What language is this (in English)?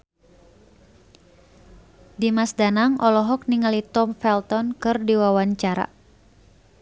Sundanese